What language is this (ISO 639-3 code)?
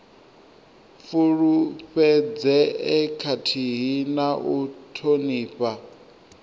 ven